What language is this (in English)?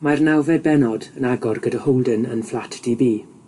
Welsh